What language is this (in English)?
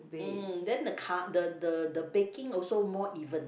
English